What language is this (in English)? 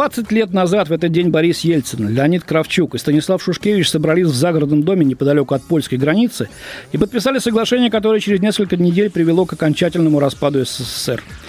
Russian